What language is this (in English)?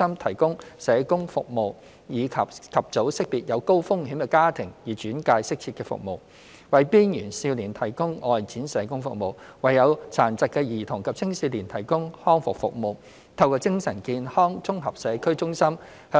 Cantonese